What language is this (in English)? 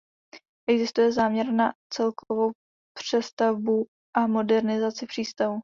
Czech